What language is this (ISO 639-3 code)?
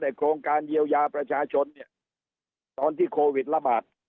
tha